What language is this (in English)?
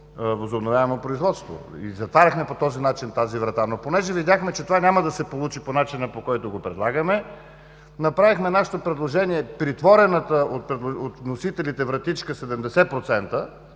Bulgarian